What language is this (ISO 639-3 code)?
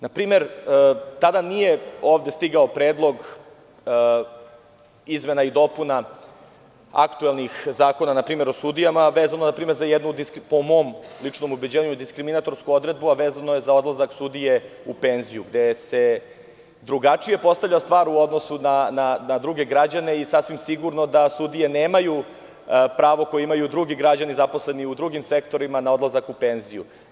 srp